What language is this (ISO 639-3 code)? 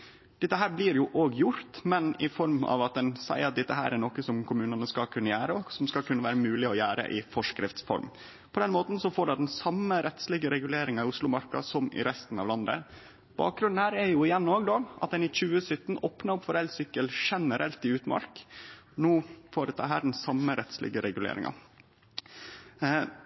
nno